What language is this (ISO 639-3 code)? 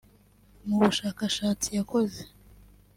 kin